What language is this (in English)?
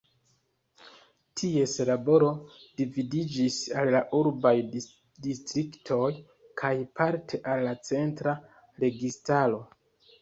Esperanto